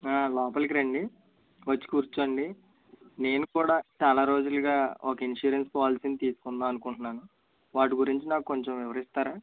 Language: Telugu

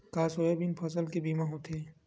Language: Chhattisgarhi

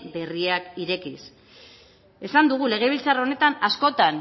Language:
Basque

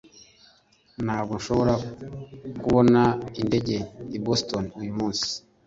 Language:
Kinyarwanda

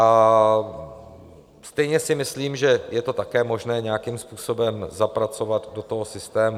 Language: Czech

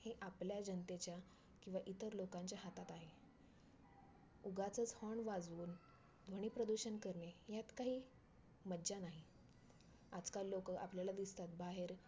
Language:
Marathi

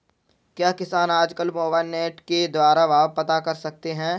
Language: Hindi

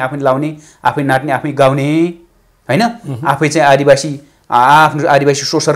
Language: Romanian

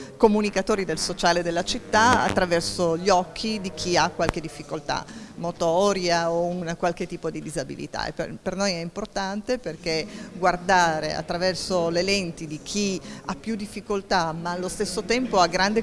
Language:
Italian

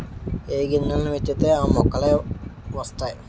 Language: Telugu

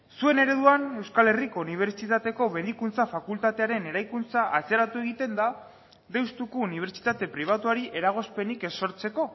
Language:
Basque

